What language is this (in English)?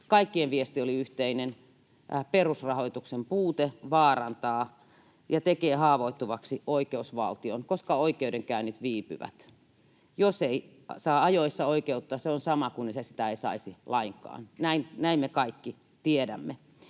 Finnish